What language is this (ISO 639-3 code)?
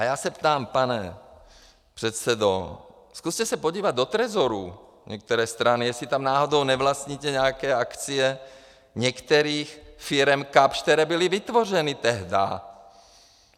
ces